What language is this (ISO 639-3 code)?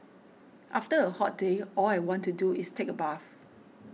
eng